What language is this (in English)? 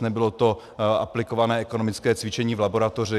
Czech